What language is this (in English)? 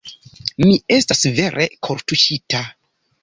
Esperanto